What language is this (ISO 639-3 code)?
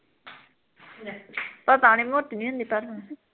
pan